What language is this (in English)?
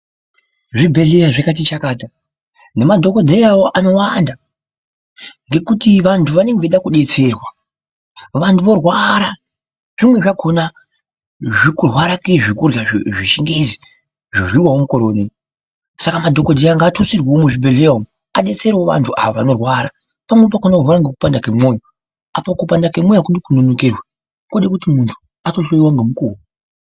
Ndau